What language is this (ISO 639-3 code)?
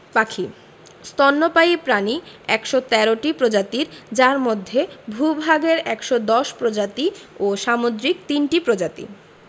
ben